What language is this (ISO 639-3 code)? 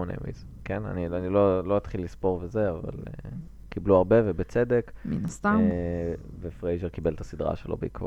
heb